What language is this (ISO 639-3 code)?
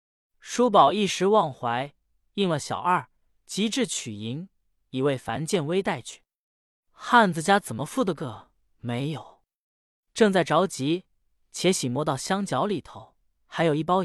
zho